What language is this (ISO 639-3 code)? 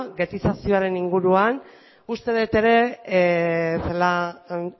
eus